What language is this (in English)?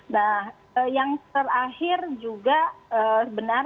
Indonesian